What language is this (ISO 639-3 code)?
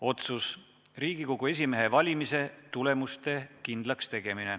est